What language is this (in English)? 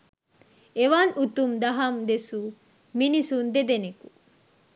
Sinhala